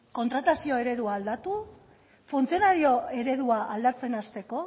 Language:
Basque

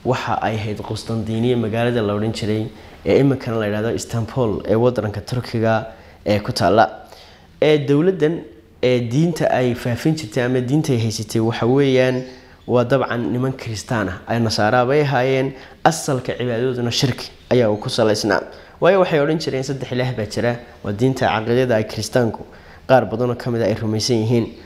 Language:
Arabic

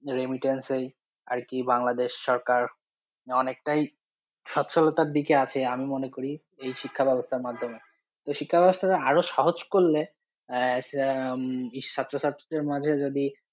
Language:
Bangla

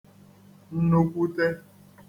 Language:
Igbo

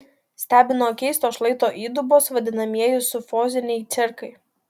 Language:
Lithuanian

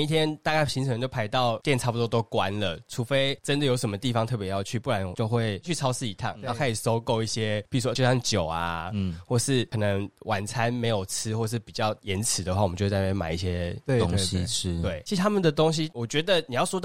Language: Chinese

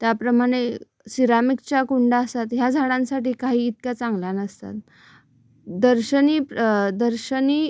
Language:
Marathi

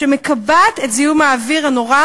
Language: Hebrew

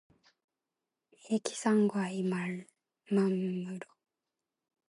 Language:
Korean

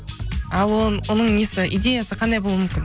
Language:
Kazakh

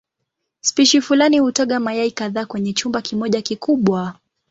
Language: Swahili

